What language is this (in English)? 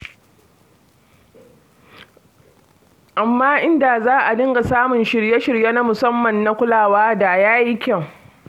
Hausa